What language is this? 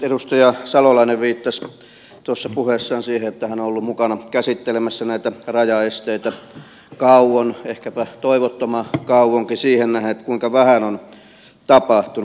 Finnish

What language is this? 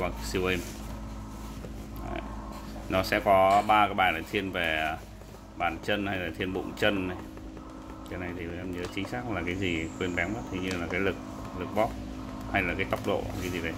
Vietnamese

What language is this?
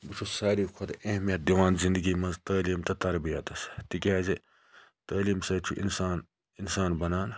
Kashmiri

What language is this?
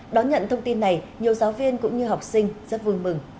Vietnamese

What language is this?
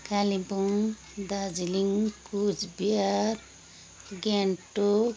Nepali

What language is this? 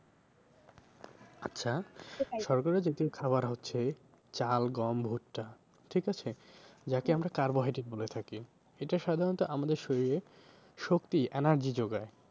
Bangla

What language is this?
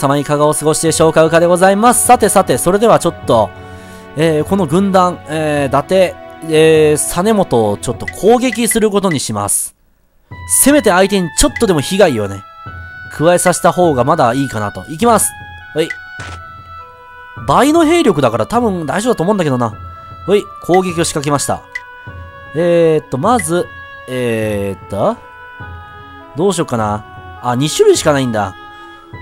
Japanese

